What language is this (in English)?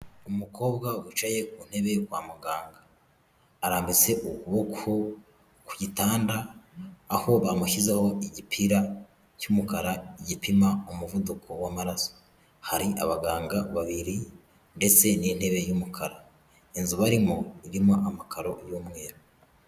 Kinyarwanda